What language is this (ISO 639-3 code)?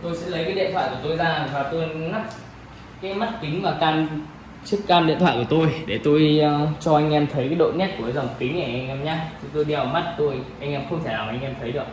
vie